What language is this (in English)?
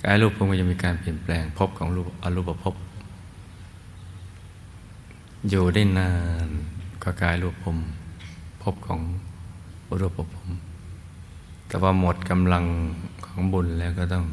Thai